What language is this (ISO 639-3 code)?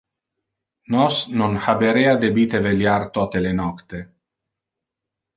ina